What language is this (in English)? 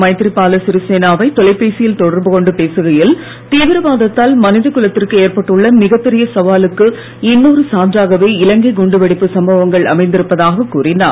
Tamil